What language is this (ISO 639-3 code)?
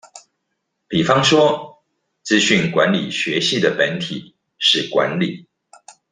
zho